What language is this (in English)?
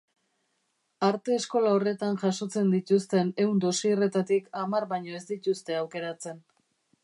Basque